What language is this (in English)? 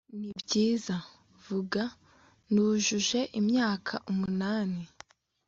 Kinyarwanda